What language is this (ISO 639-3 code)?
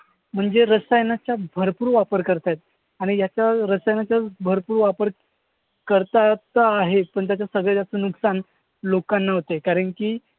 mar